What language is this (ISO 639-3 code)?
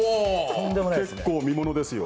jpn